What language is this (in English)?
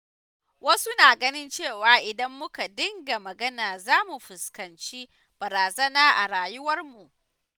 Hausa